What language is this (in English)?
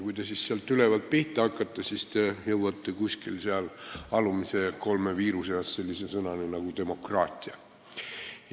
Estonian